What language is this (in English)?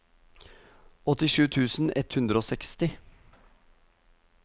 Norwegian